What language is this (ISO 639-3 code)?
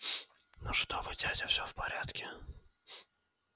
rus